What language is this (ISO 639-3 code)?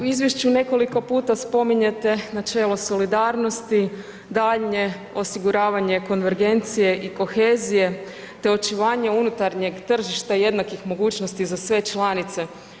hrv